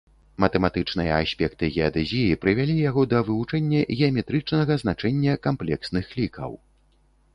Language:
Belarusian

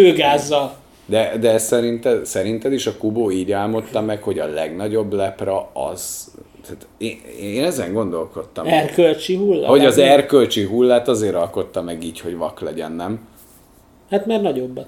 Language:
Hungarian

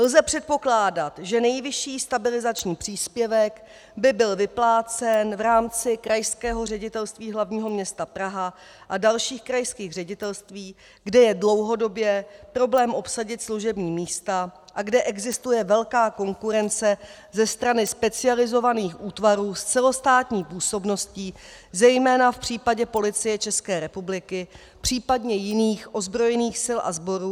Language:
Czech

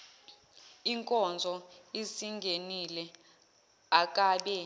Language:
Zulu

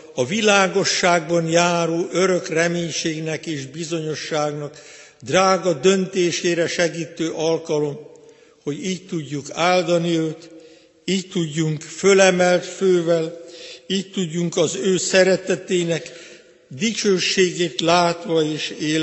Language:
Hungarian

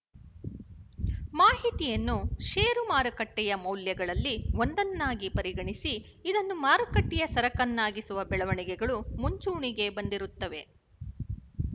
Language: Kannada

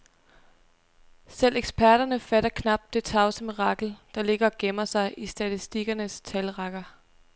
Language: Danish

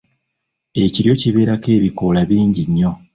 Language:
Ganda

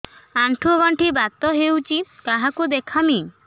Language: Odia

